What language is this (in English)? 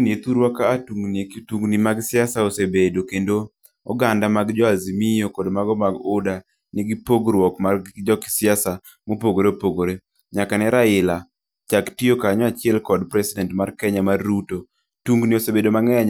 Luo (Kenya and Tanzania)